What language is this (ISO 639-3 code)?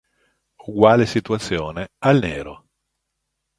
ita